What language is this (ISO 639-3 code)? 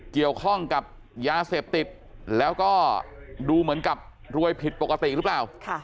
tha